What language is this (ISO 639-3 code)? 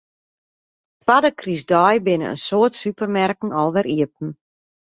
fry